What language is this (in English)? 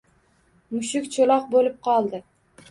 Uzbek